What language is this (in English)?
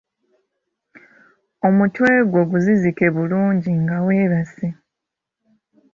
Ganda